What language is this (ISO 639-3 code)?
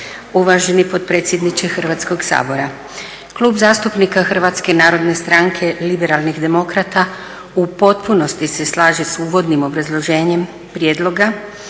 hrv